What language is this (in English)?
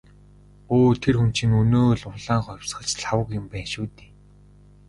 Mongolian